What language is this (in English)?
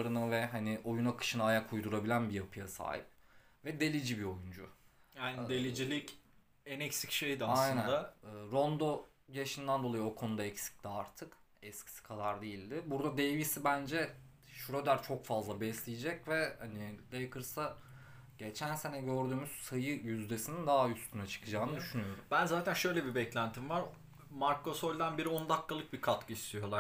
Turkish